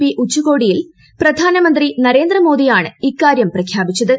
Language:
Malayalam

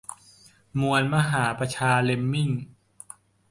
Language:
Thai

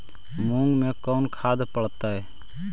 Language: Magahi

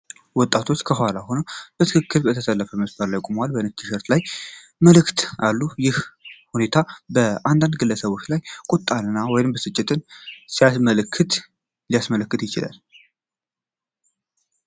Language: Amharic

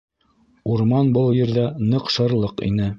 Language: Bashkir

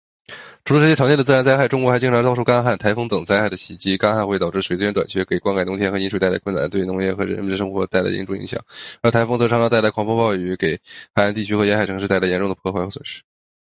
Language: Chinese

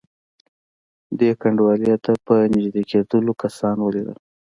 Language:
Pashto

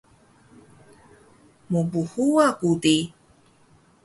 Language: Taroko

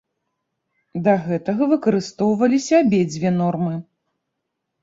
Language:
Belarusian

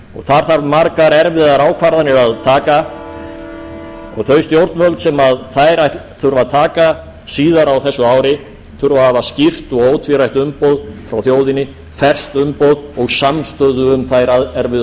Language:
Icelandic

